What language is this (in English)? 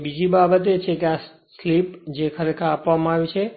Gujarati